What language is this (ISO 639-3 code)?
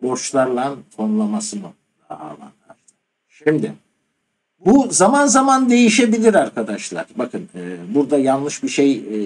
tur